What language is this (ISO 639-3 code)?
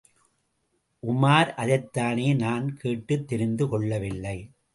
tam